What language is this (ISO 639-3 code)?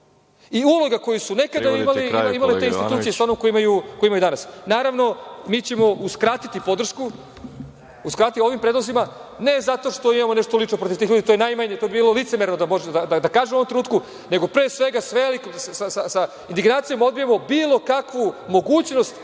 srp